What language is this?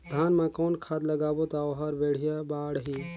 Chhattisgarhi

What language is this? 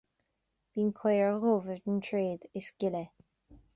Irish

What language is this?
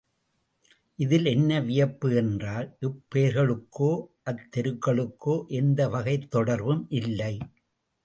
Tamil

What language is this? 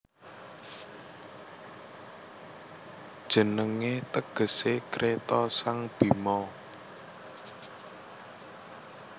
Javanese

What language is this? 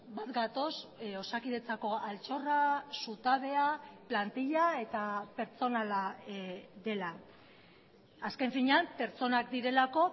Basque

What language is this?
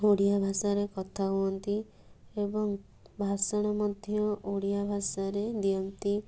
Odia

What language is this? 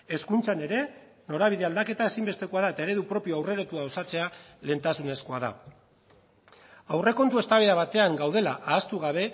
Basque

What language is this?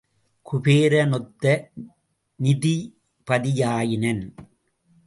Tamil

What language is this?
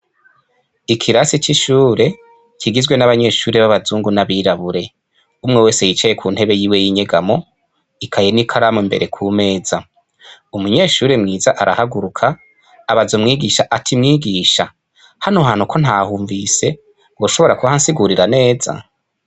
Rundi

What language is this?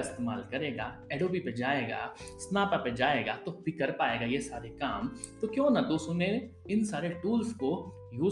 Hindi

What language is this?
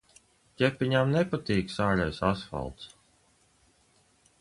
Latvian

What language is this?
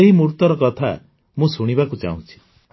Odia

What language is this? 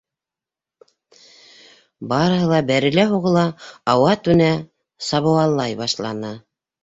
Bashkir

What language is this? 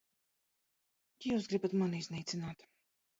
Latvian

